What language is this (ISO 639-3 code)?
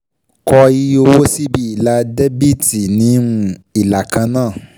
yor